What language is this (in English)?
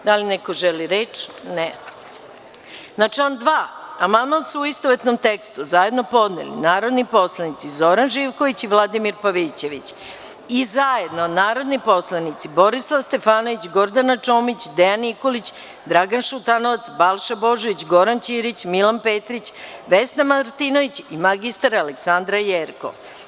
Serbian